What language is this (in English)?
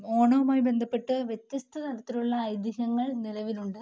Malayalam